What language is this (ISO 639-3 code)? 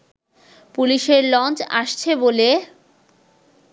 ben